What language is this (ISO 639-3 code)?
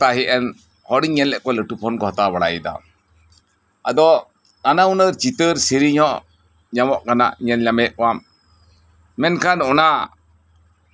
sat